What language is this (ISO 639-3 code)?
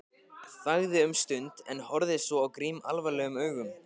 isl